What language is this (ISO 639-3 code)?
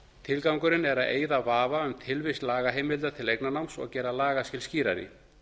isl